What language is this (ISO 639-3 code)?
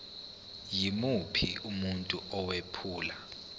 zul